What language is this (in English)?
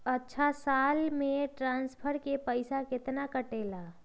Magahi